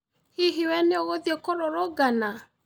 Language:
Kikuyu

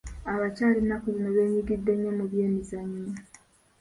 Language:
Ganda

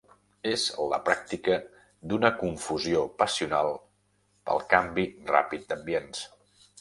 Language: Catalan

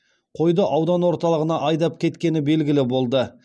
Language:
Kazakh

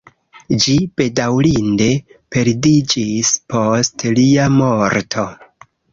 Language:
Esperanto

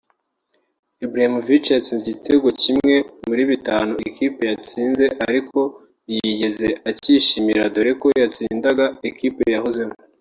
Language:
Kinyarwanda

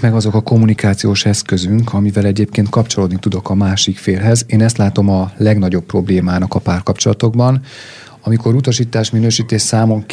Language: Hungarian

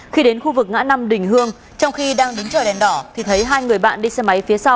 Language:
Vietnamese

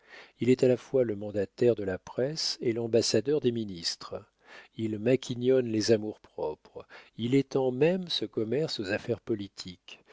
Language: French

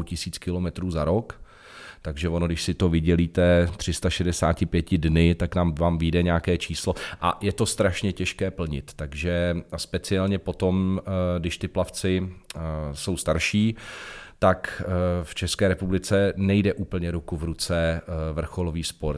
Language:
Czech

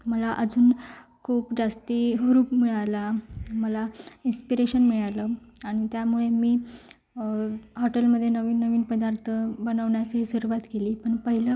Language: Marathi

